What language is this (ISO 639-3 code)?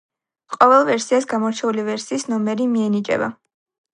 kat